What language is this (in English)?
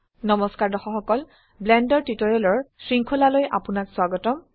Assamese